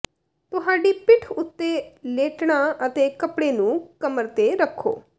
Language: Punjabi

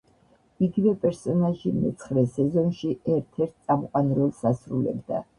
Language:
Georgian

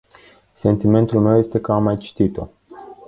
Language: Romanian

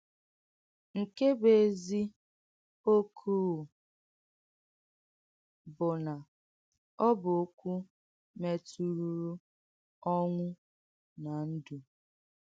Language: Igbo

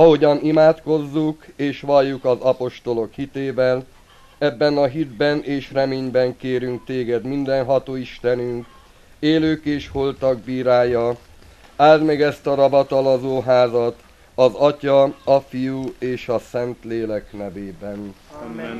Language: Hungarian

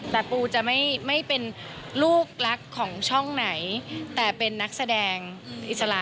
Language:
Thai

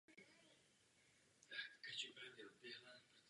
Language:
Czech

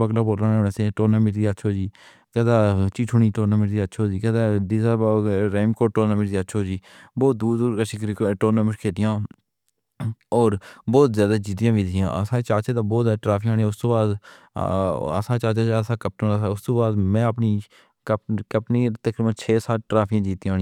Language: Pahari-Potwari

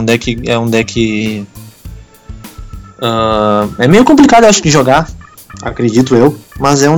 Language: Portuguese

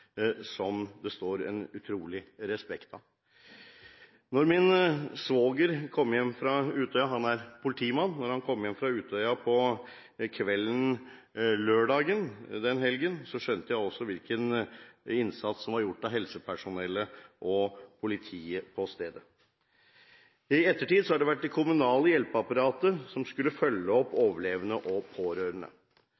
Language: Norwegian Bokmål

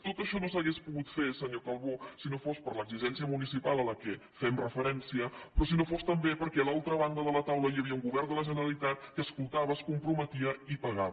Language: Catalan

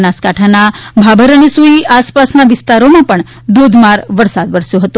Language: Gujarati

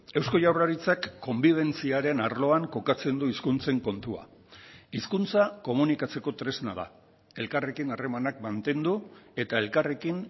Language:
Basque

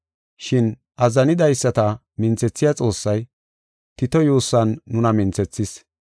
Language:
Gofa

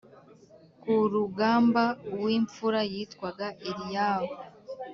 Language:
Kinyarwanda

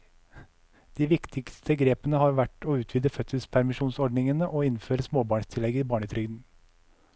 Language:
Norwegian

